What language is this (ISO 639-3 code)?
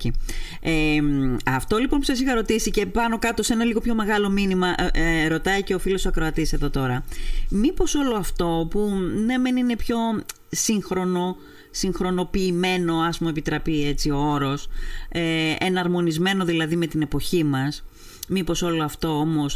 ell